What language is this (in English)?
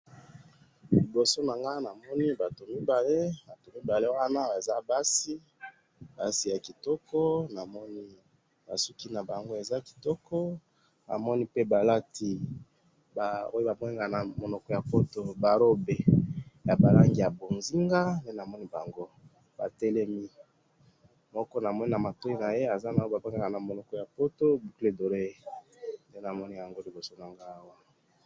Lingala